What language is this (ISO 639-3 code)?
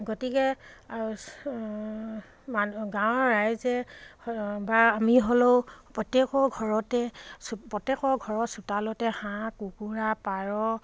asm